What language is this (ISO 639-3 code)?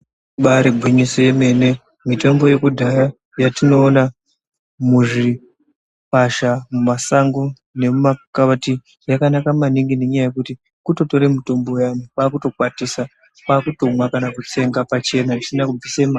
ndc